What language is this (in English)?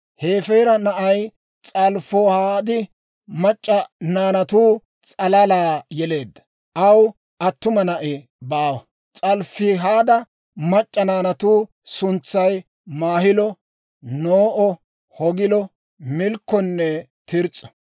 Dawro